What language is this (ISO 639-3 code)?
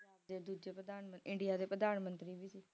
pan